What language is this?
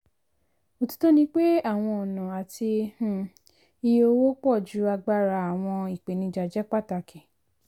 Yoruba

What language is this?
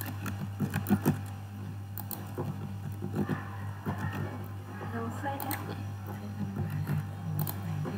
Vietnamese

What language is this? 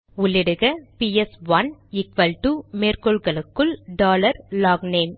Tamil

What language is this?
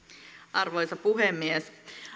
Finnish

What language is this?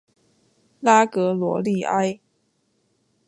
Chinese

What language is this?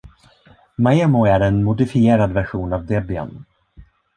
Swedish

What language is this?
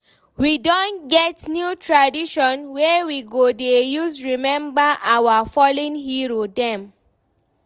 Nigerian Pidgin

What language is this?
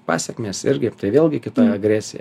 Lithuanian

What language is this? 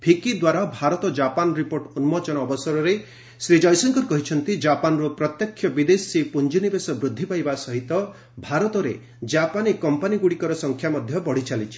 Odia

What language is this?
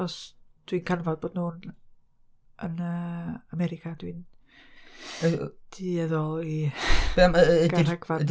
Welsh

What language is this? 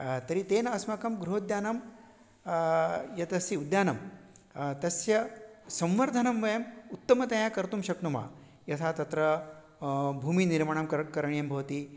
Sanskrit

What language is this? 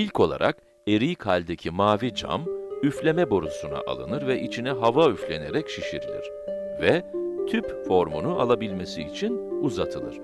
Turkish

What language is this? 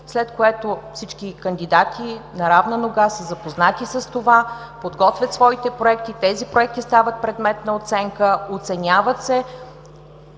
Bulgarian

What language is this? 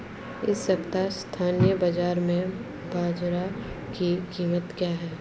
Hindi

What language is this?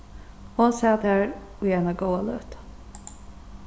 Faroese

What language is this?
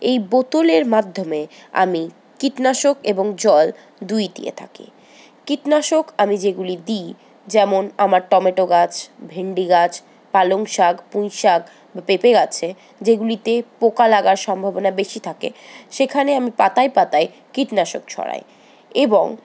Bangla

